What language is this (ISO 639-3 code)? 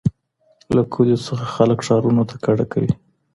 pus